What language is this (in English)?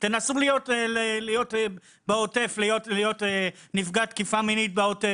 Hebrew